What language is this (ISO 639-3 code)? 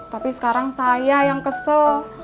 ind